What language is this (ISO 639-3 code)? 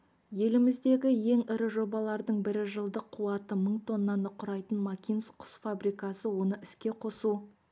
kaz